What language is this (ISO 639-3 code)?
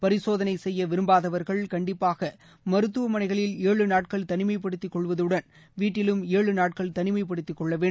tam